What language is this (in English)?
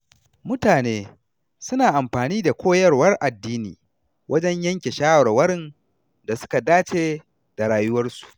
Hausa